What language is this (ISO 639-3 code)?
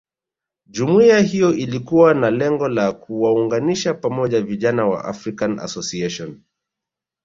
swa